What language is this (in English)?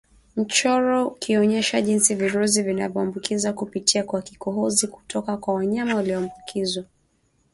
Swahili